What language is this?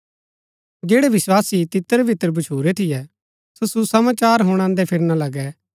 Gaddi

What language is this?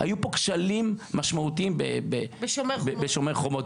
Hebrew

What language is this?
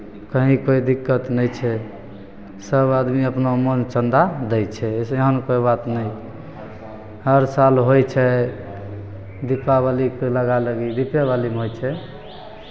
Maithili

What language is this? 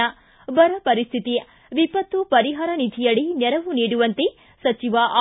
Kannada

